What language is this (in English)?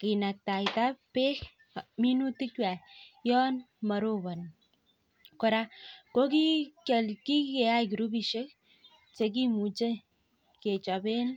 Kalenjin